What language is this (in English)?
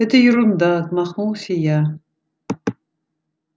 Russian